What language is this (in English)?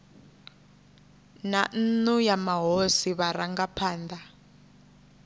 Venda